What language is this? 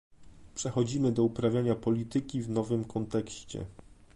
Polish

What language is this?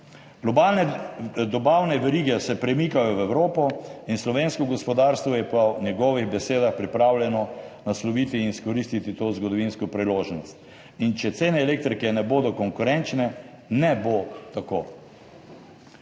Slovenian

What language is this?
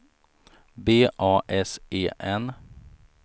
Swedish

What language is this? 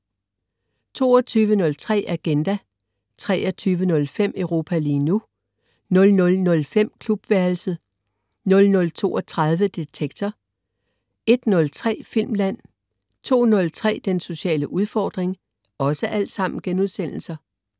Danish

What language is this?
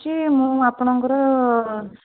Odia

